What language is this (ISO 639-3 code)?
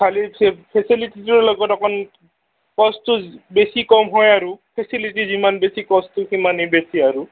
asm